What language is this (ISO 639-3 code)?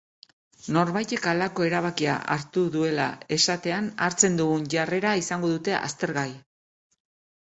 eus